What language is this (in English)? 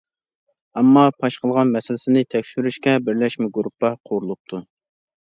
Uyghur